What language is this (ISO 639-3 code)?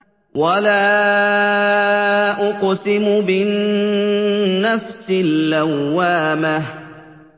ara